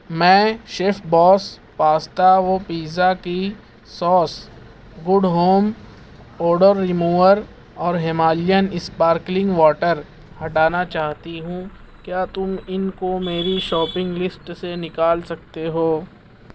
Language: Urdu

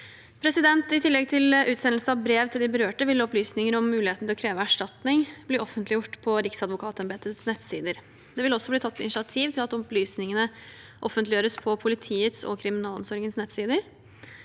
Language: Norwegian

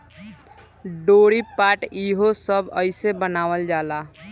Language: Bhojpuri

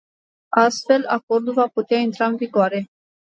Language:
Romanian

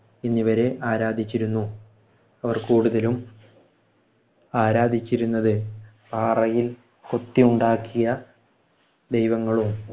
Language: Malayalam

